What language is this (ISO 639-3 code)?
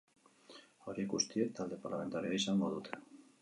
eus